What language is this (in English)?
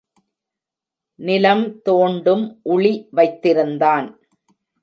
Tamil